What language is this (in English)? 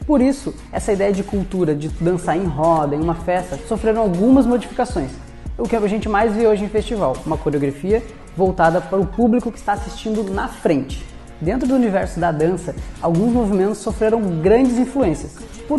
Portuguese